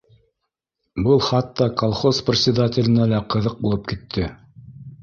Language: Bashkir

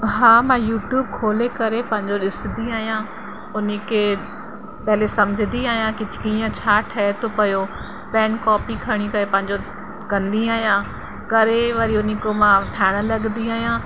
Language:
Sindhi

